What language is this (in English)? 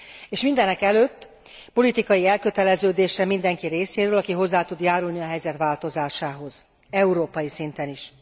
Hungarian